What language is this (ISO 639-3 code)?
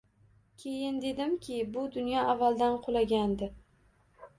uzb